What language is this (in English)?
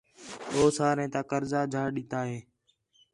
Khetrani